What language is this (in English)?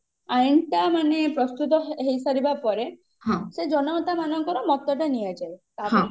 Odia